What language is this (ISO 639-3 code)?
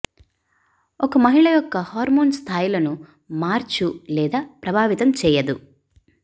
tel